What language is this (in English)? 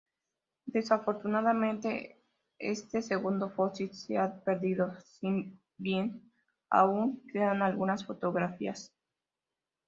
Spanish